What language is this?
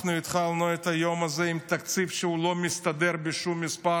Hebrew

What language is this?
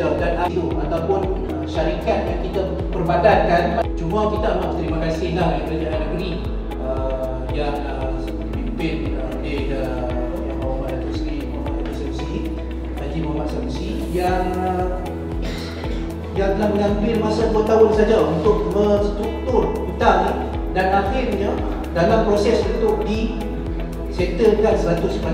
Malay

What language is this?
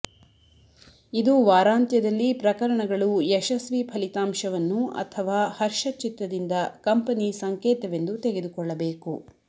Kannada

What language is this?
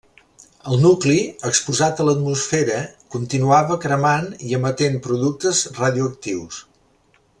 Catalan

